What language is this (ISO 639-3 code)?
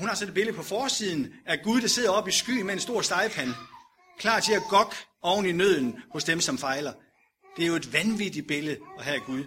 dan